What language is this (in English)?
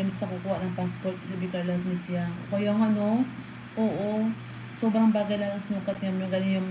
Filipino